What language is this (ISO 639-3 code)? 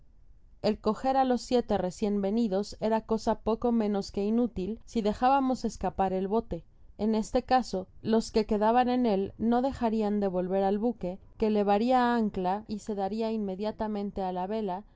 spa